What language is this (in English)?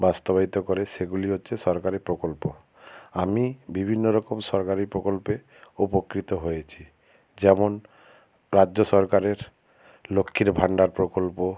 Bangla